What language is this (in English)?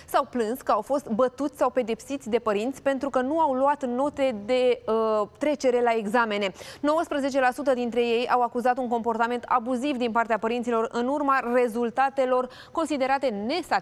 Romanian